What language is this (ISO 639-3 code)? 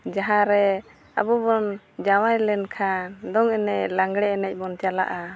sat